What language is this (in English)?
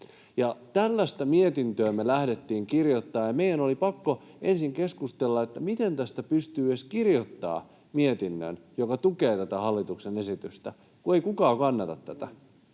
Finnish